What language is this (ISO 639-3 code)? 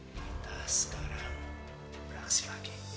ind